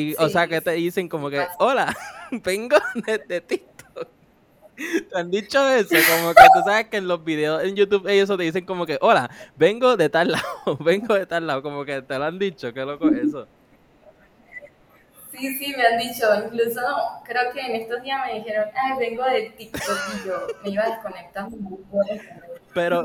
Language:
Spanish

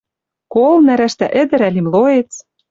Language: Western Mari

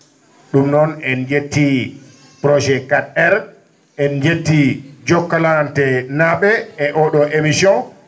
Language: Fula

